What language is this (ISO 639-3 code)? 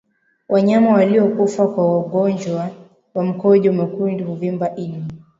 swa